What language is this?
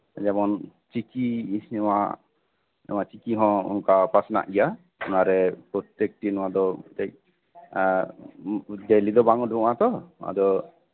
Santali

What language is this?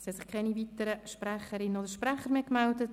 Swiss German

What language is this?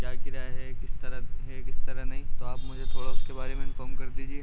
Urdu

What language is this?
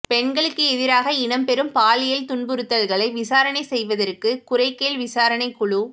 Tamil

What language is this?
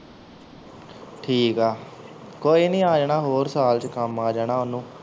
Punjabi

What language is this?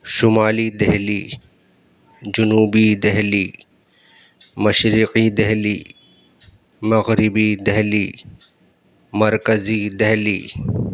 Urdu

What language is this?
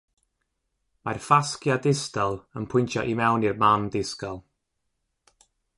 Welsh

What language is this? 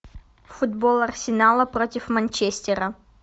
Russian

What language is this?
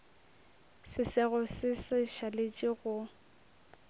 Northern Sotho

